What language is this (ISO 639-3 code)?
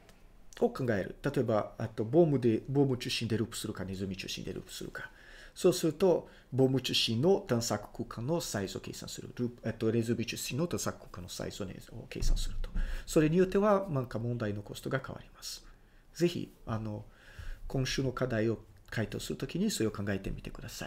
jpn